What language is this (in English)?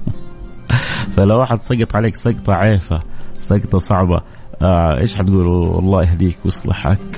Arabic